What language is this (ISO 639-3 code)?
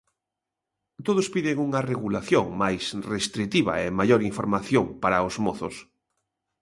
glg